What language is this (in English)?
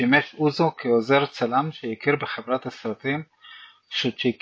Hebrew